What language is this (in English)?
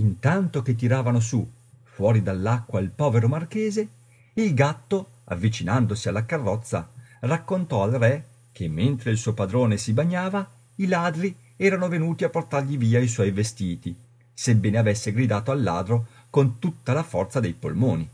Italian